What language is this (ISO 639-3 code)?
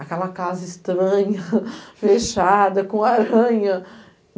por